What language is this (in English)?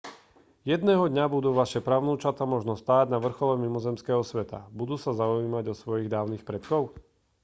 Slovak